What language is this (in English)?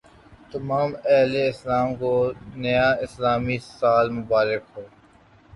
Urdu